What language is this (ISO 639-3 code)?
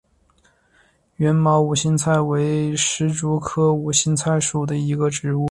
zho